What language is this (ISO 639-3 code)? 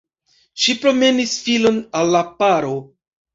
epo